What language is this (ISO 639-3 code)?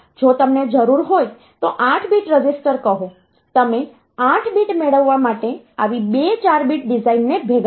guj